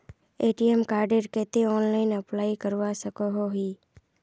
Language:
Magahi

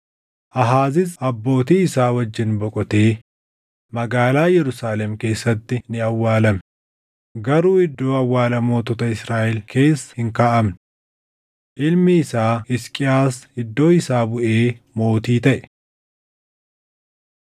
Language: Oromo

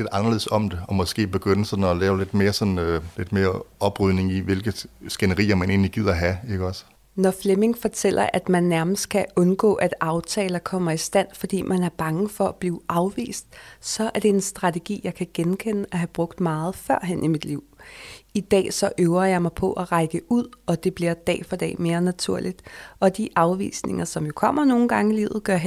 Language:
Danish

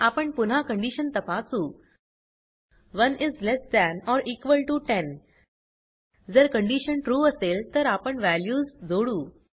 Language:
Marathi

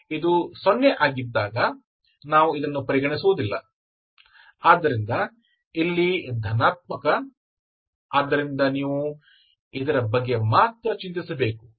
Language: Kannada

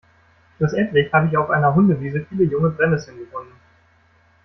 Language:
German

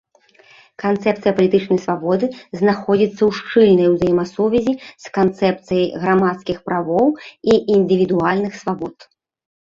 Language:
Belarusian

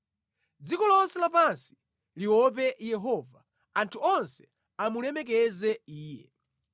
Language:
Nyanja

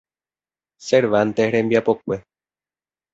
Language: Guarani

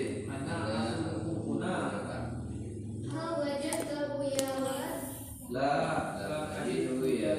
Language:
Indonesian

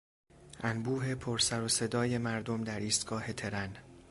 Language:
Persian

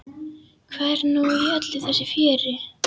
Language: Icelandic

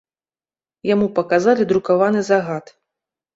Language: Belarusian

